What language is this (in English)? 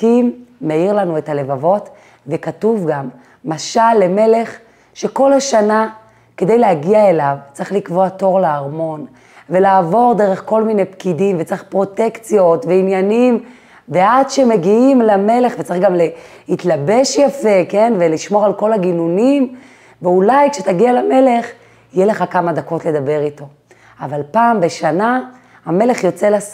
Hebrew